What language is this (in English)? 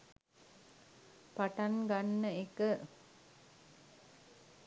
Sinhala